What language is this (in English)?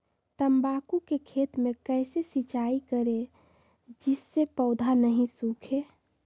Magahi